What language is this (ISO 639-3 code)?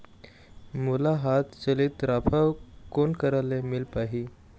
hne